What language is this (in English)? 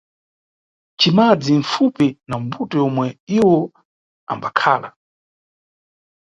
Nyungwe